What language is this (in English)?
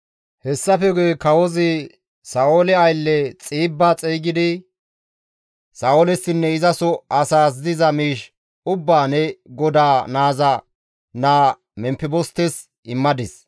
Gamo